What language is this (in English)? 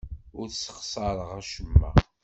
Kabyle